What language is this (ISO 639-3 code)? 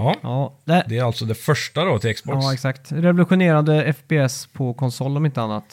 swe